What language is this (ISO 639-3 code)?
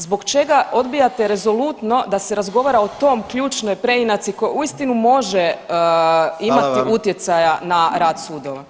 hrv